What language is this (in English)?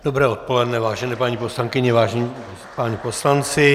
Czech